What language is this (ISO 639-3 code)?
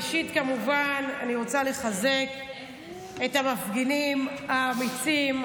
heb